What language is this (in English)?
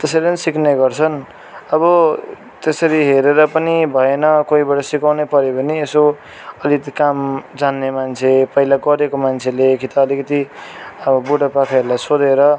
Nepali